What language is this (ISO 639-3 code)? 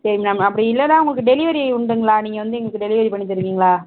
tam